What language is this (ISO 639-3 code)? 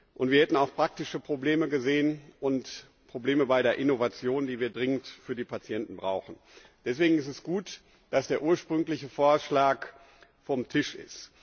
deu